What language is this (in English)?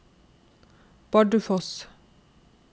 Norwegian